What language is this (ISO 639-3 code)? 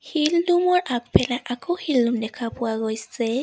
asm